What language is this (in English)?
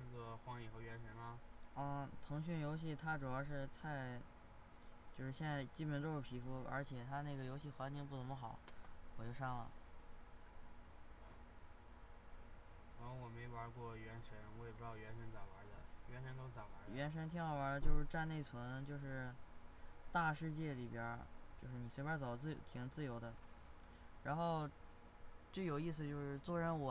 Chinese